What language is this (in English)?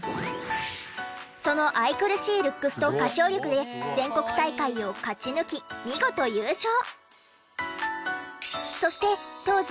Japanese